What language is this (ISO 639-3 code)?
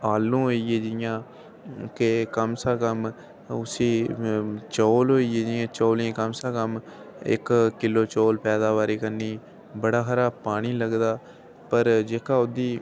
doi